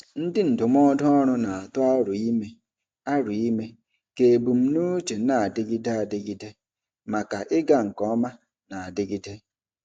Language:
Igbo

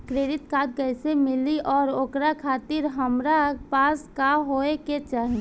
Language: Bhojpuri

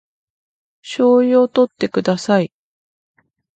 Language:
Japanese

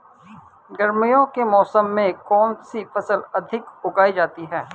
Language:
Hindi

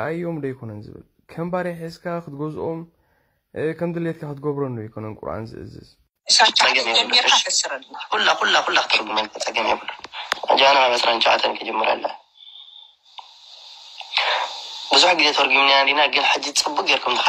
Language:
Arabic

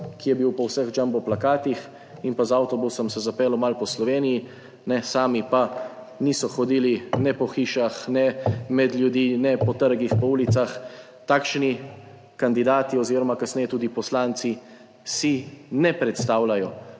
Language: Slovenian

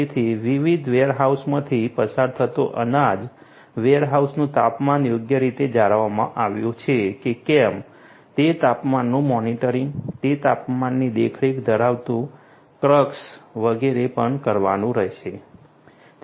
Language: Gujarati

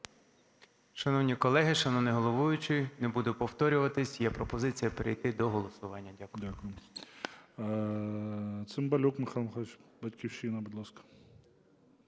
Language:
Ukrainian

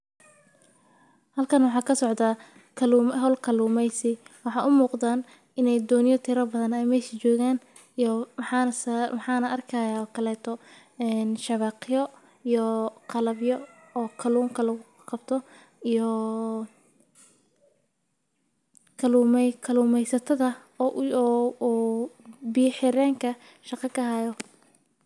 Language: Somali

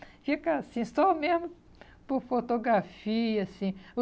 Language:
Portuguese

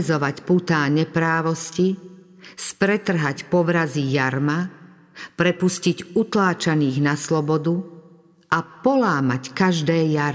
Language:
Slovak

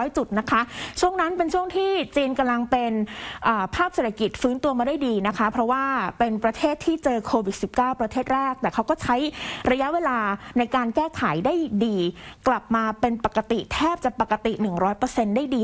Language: Thai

